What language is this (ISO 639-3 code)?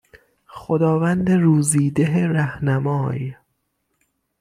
fas